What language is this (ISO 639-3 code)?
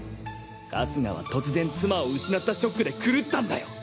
jpn